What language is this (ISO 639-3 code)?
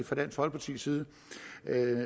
dan